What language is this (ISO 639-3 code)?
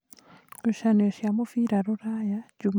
kik